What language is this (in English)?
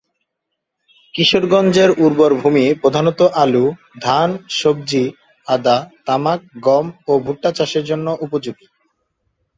Bangla